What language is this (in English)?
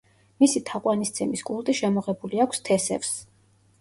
Georgian